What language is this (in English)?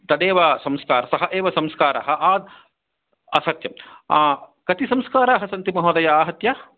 Sanskrit